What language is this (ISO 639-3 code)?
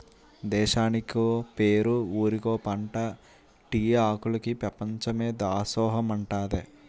tel